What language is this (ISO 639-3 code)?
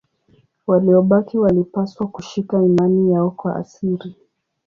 swa